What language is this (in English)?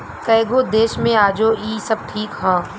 Bhojpuri